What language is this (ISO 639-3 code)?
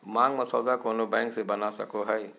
mag